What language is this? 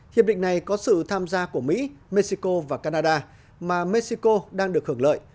Vietnamese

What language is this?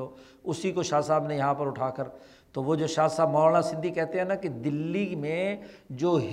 Urdu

